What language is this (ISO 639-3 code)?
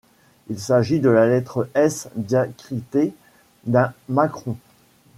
fra